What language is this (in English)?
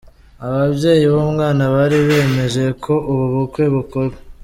Kinyarwanda